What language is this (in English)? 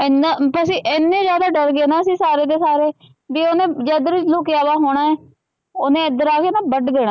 Punjabi